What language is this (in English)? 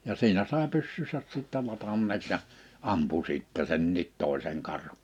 Finnish